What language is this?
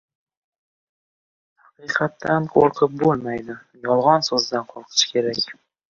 Uzbek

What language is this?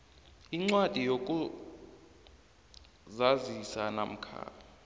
South Ndebele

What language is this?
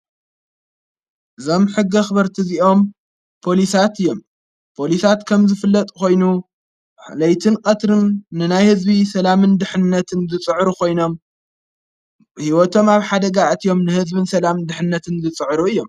Tigrinya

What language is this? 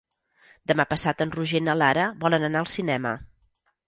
Catalan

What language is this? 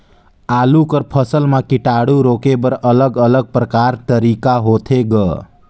Chhattisgarhi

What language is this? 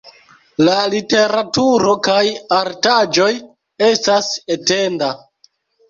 Esperanto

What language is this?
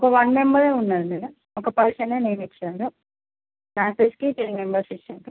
Telugu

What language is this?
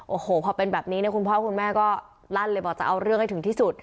Thai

